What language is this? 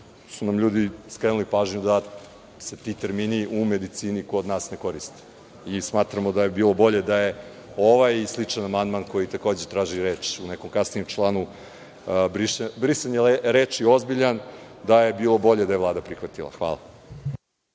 Serbian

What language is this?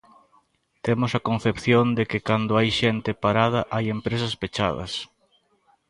Galician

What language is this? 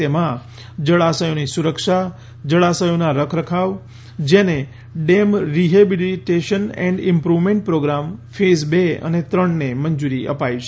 Gujarati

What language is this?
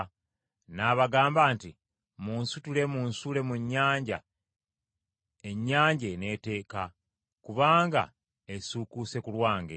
Ganda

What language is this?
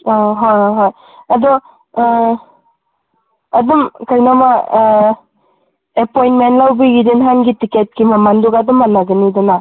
Manipuri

